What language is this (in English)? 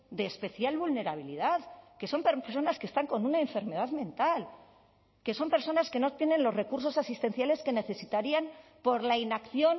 Spanish